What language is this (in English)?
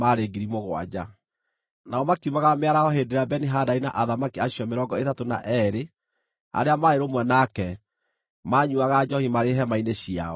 Kikuyu